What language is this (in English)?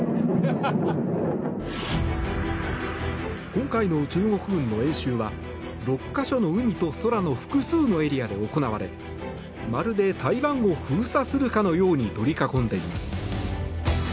Japanese